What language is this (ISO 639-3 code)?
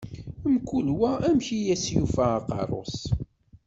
kab